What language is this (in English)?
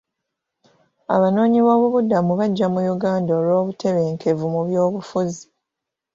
Ganda